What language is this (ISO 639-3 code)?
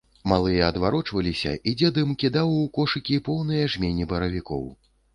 bel